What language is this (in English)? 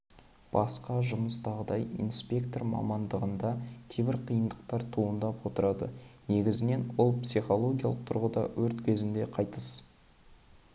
Kazakh